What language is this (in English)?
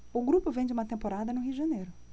Portuguese